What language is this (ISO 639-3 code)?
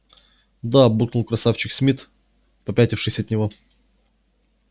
rus